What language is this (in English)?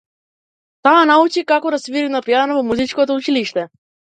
Macedonian